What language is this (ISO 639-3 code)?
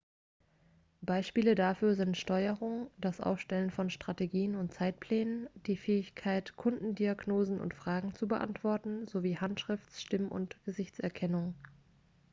deu